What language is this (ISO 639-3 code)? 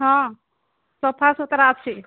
ori